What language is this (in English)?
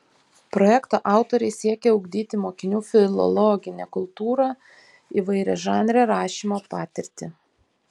Lithuanian